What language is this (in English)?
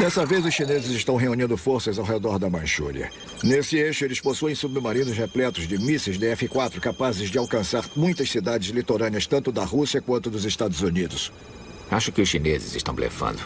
Portuguese